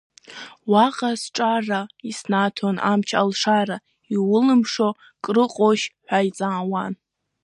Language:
Abkhazian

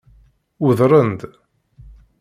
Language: Kabyle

